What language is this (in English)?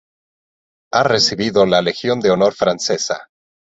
Spanish